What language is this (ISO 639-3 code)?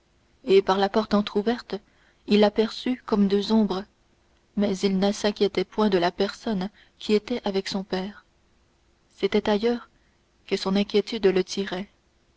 fra